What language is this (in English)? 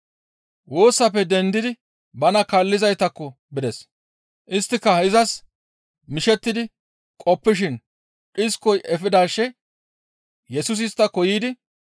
Gamo